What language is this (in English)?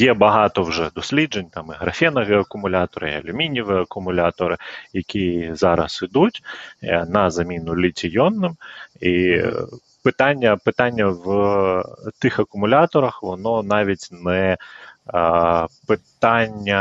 Ukrainian